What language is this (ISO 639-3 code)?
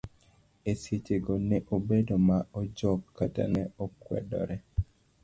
luo